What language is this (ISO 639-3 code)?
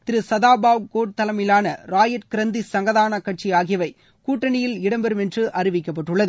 tam